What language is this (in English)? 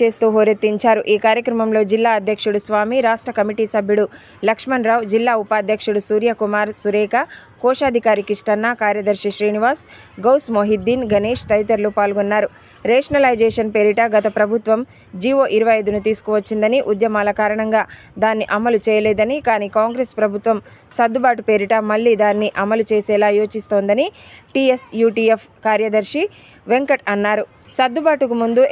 Telugu